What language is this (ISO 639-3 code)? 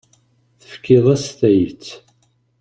kab